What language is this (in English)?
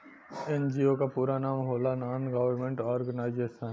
Bhojpuri